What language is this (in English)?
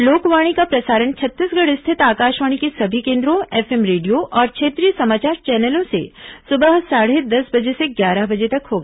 Hindi